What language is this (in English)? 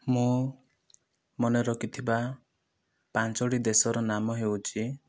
Odia